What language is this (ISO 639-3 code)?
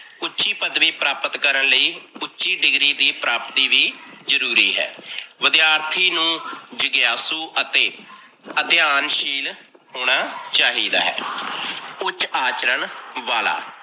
pan